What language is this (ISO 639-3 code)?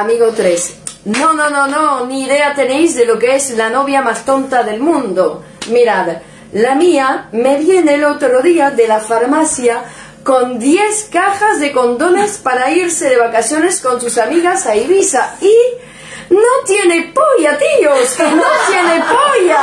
spa